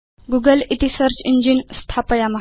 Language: Sanskrit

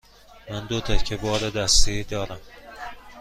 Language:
Persian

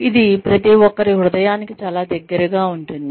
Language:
Telugu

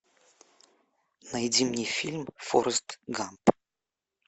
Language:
Russian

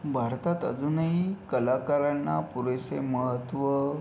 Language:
Marathi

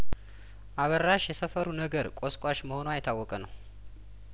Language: Amharic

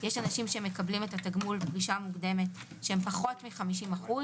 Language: Hebrew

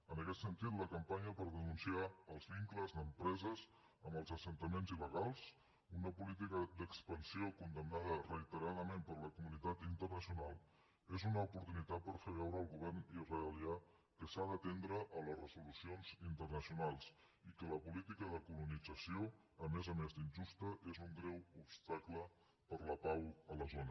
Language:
Catalan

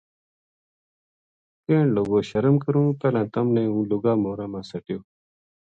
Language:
Gujari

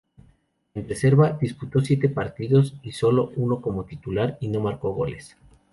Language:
Spanish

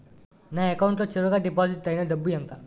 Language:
Telugu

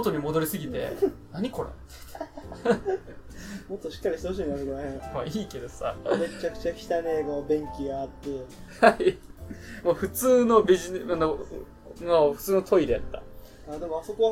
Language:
Japanese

